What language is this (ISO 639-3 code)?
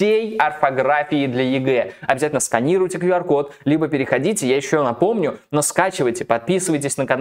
rus